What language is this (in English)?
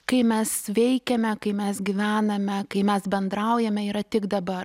Lithuanian